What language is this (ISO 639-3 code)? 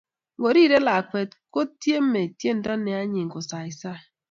kln